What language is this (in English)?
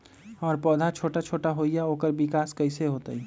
Magahi